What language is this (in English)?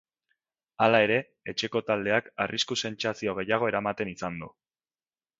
Basque